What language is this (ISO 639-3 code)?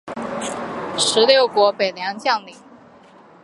zho